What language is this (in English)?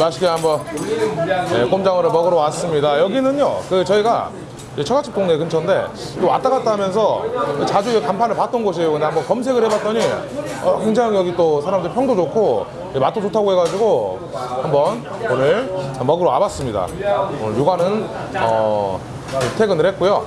Korean